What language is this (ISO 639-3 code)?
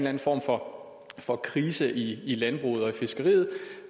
dan